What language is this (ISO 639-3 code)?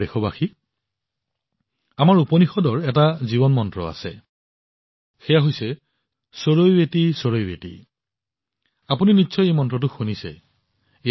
asm